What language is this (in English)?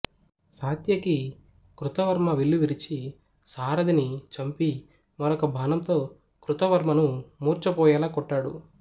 Telugu